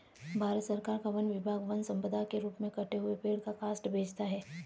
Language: Hindi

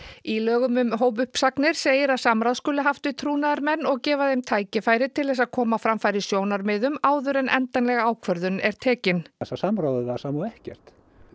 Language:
Icelandic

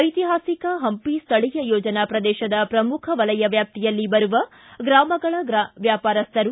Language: Kannada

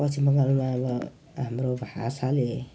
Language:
Nepali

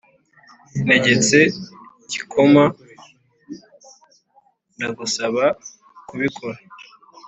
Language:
Kinyarwanda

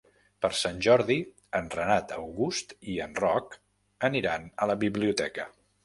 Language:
Catalan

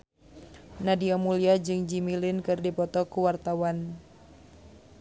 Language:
Sundanese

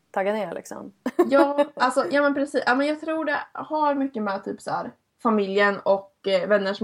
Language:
Swedish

